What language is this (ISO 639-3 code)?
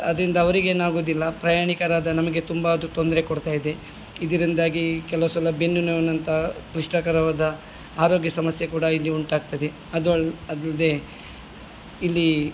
kan